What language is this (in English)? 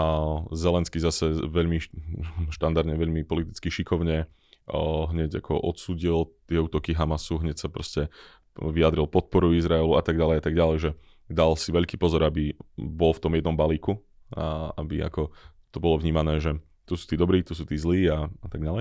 Slovak